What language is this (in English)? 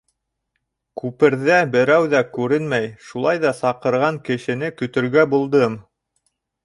Bashkir